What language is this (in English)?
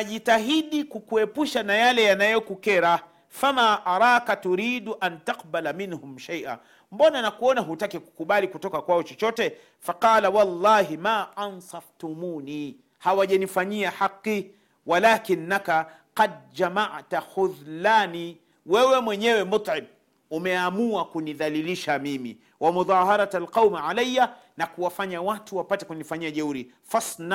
Swahili